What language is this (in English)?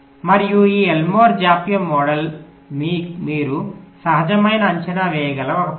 Telugu